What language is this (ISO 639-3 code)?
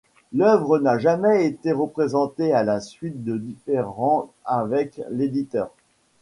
fra